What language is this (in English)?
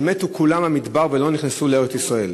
Hebrew